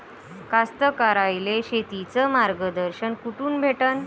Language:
Marathi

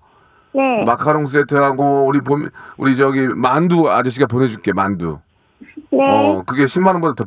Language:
Korean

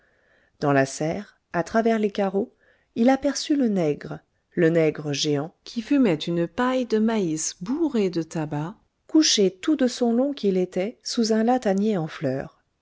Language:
French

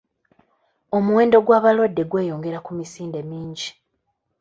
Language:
Ganda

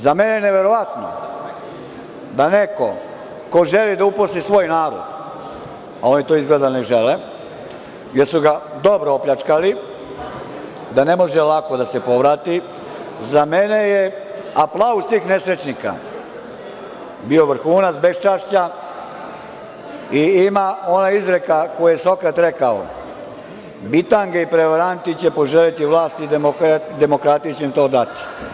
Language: Serbian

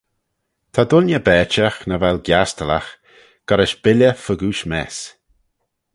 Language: Manx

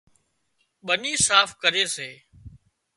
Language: Wadiyara Koli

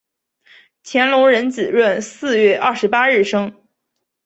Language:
Chinese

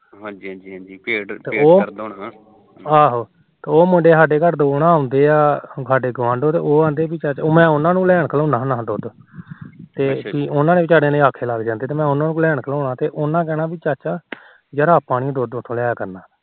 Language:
Punjabi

